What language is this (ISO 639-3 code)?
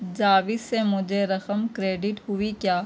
urd